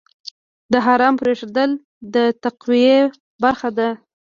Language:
Pashto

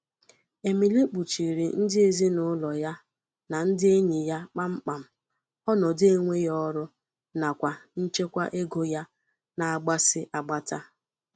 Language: Igbo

